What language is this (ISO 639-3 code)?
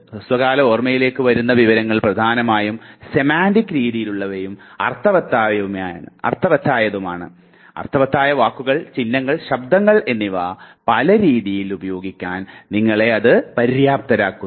mal